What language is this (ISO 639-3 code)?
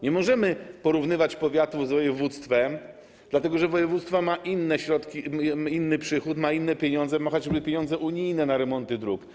pol